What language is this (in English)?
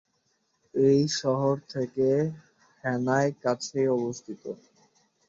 Bangla